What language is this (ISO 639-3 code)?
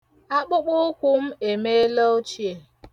ibo